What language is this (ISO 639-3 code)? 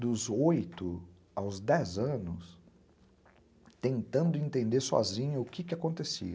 por